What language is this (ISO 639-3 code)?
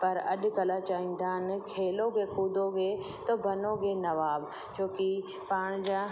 snd